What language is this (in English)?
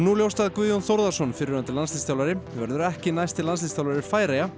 Icelandic